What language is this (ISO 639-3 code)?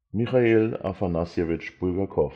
deu